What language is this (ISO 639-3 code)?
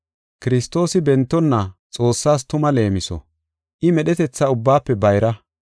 gof